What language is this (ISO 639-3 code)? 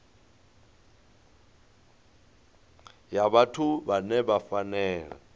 ven